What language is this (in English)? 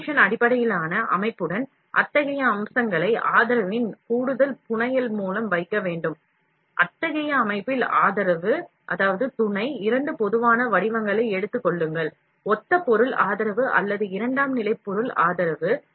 Tamil